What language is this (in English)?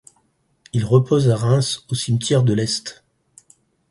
French